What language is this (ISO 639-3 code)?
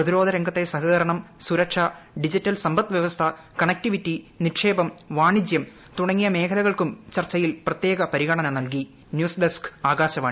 mal